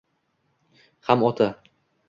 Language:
Uzbek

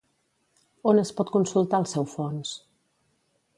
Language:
Catalan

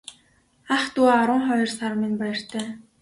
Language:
Mongolian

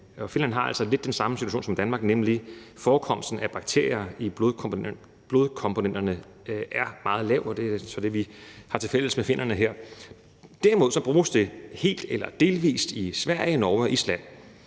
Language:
Danish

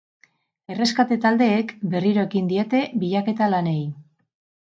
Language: Basque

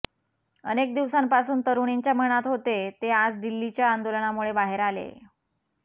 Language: Marathi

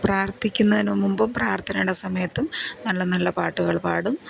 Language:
Malayalam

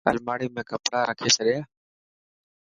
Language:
Dhatki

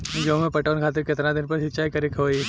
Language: Bhojpuri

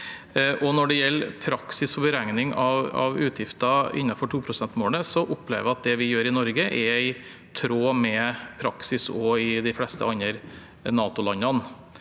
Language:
Norwegian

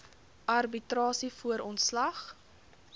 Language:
Afrikaans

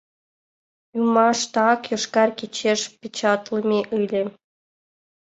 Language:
Mari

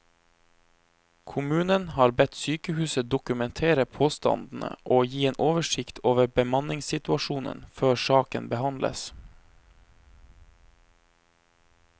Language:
Norwegian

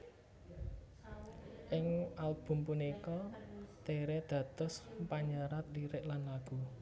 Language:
Javanese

